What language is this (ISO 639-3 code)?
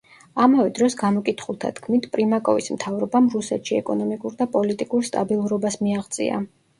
kat